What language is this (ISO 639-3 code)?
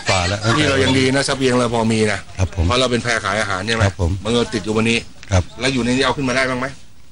tha